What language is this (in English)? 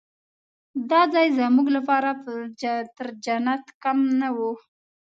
Pashto